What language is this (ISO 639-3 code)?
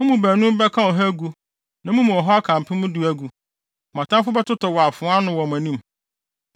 aka